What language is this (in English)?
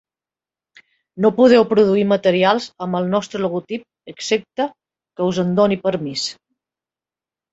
Catalan